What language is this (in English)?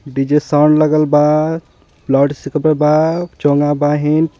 Bhojpuri